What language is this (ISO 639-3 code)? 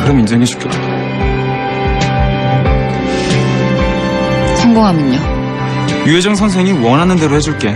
kor